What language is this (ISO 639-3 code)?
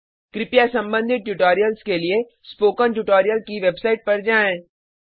hin